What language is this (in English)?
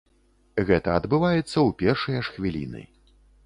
Belarusian